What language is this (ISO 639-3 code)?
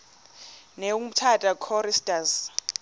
xho